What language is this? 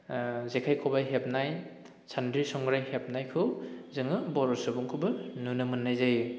Bodo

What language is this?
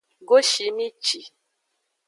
Aja (Benin)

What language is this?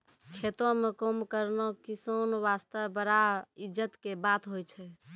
Maithili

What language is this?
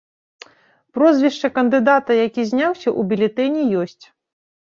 Belarusian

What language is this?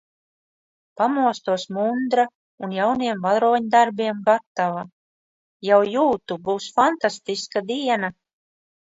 Latvian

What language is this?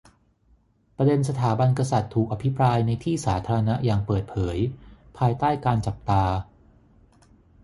Thai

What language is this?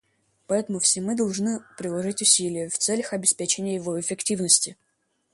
Russian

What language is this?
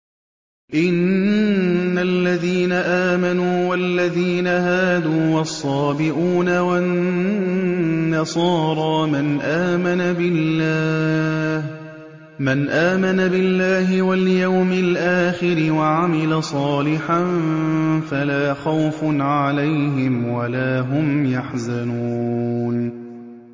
Arabic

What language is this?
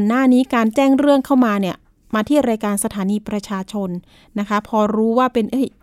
Thai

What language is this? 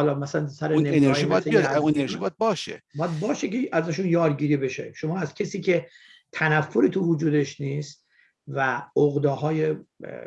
Persian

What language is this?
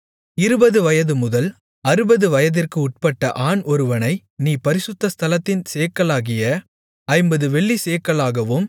Tamil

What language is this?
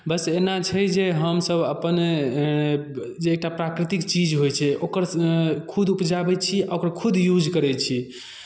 Maithili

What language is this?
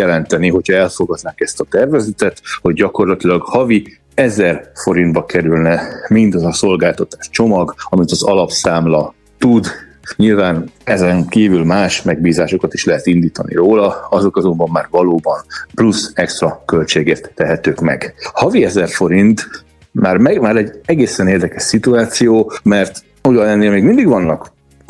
Hungarian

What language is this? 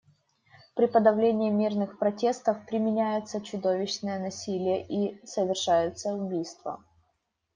Russian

